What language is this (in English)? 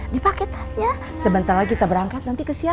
Indonesian